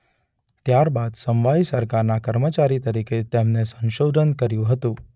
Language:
Gujarati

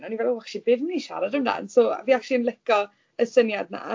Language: Welsh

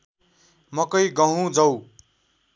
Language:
Nepali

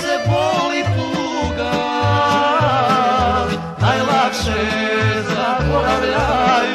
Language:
Romanian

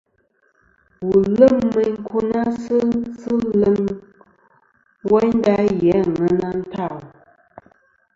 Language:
Kom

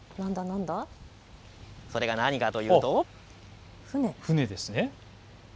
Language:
Japanese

